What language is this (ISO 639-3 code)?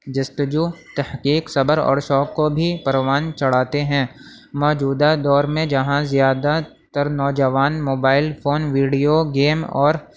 urd